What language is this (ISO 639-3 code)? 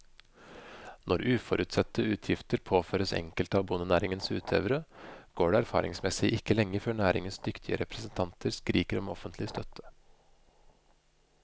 nor